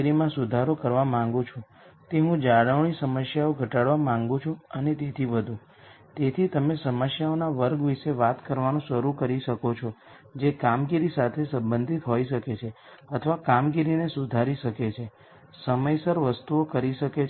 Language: Gujarati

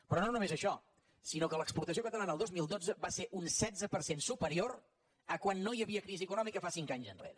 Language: Catalan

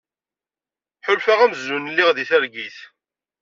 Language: Kabyle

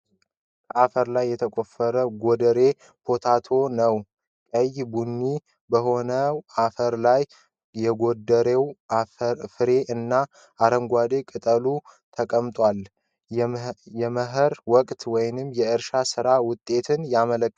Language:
Amharic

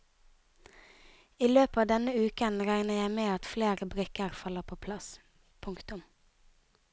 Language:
Norwegian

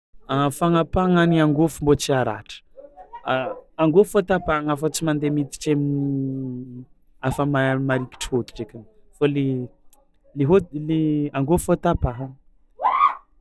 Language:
Tsimihety Malagasy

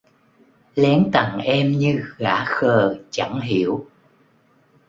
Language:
Vietnamese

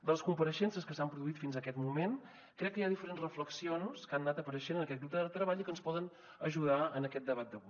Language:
Catalan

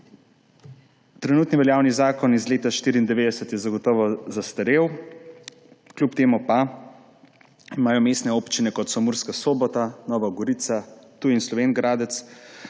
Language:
Slovenian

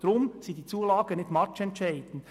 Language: Swiss German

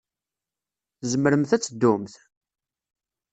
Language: Kabyle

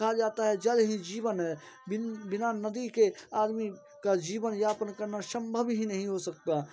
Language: Hindi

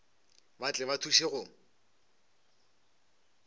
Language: Northern Sotho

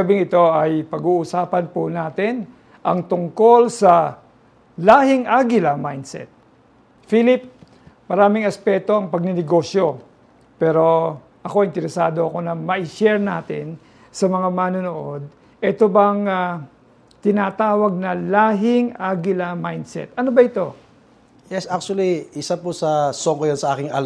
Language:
Filipino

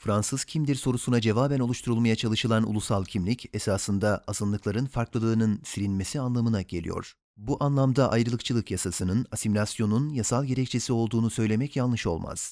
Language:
Turkish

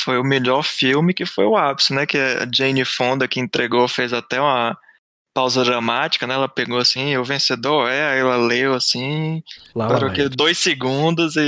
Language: Portuguese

